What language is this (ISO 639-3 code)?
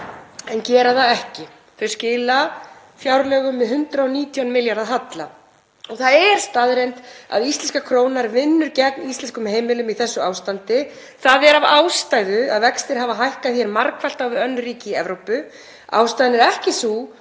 isl